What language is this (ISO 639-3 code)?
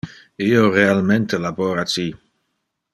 ina